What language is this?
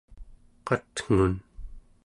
Central Yupik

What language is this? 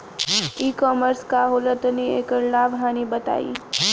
Bhojpuri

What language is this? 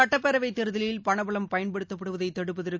Tamil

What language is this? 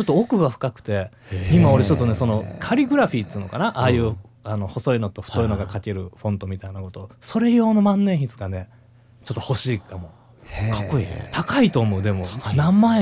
Japanese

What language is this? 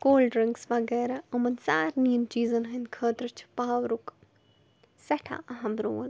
Kashmiri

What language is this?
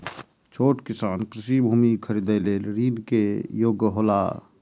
Maithili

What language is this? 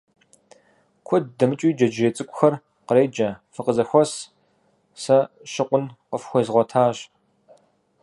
Kabardian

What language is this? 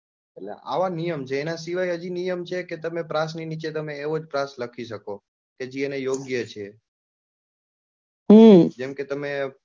Gujarati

